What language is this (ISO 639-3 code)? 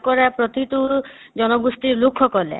asm